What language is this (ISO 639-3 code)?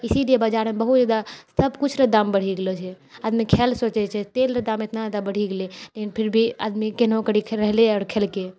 mai